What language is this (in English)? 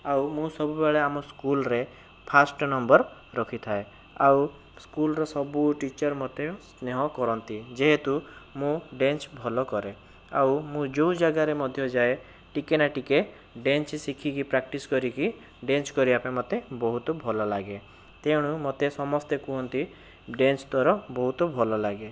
Odia